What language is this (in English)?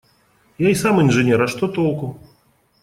Russian